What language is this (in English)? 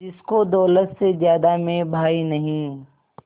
Hindi